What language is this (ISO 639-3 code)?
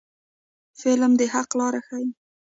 pus